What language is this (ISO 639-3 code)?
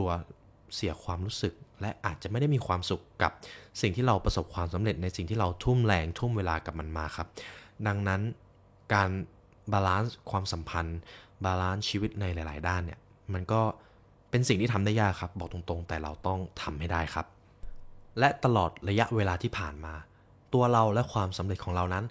tha